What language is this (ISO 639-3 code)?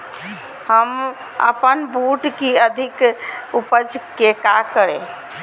mag